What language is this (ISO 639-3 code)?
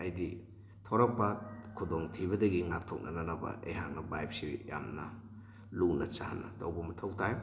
mni